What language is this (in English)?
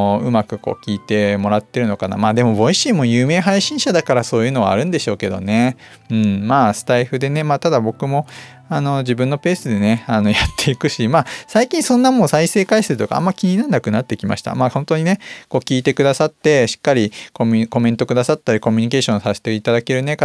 Japanese